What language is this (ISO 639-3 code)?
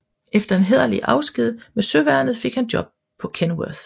dan